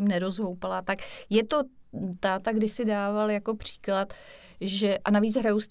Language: Czech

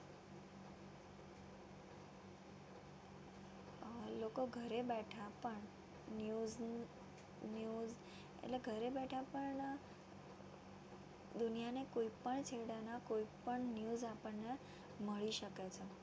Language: Gujarati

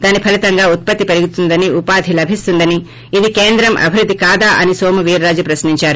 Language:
Telugu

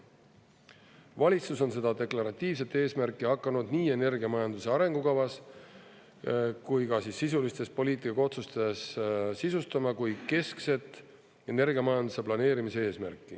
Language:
Estonian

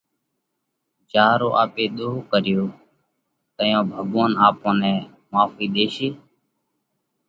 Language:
Parkari Koli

